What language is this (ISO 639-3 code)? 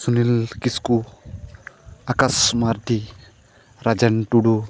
sat